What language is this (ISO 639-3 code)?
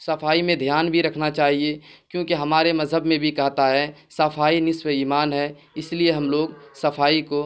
urd